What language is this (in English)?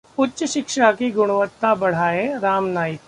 Hindi